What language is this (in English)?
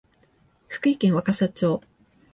Japanese